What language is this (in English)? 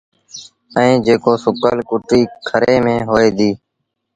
Sindhi Bhil